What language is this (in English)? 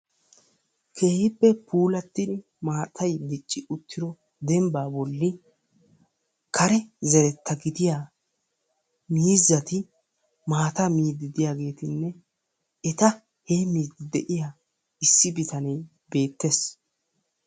Wolaytta